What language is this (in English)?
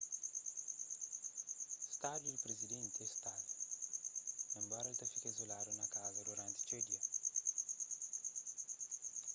Kabuverdianu